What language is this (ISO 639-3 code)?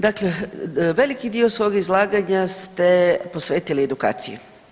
hrv